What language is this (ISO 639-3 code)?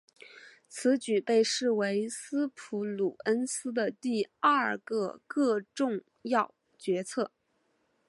zho